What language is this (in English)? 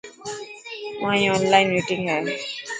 Dhatki